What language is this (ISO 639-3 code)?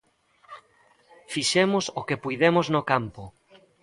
glg